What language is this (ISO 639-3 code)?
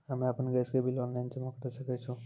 mai